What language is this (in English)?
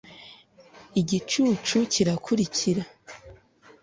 Kinyarwanda